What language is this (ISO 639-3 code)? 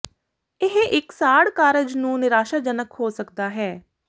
pan